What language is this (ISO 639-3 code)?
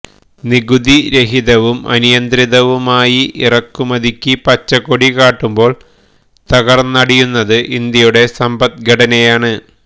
mal